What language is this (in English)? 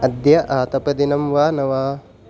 Sanskrit